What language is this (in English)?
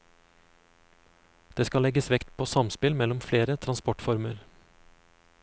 Norwegian